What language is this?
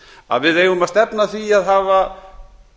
Icelandic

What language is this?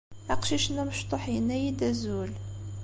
Kabyle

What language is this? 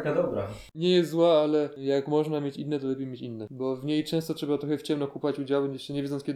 Polish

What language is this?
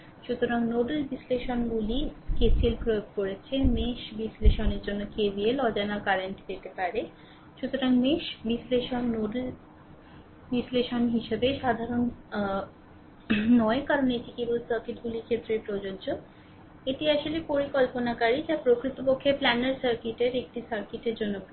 Bangla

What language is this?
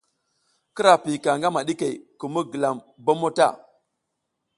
South Giziga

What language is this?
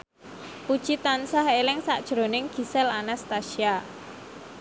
Javanese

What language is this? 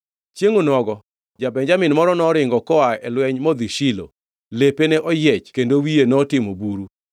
Luo (Kenya and Tanzania)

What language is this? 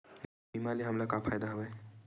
Chhattisgarhi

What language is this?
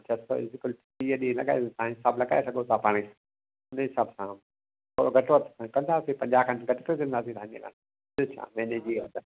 Sindhi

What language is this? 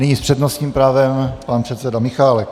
Czech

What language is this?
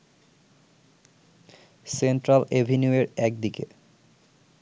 Bangla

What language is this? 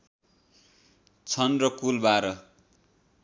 Nepali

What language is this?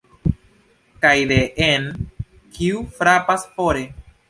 Esperanto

